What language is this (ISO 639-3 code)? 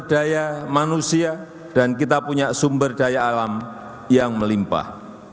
ind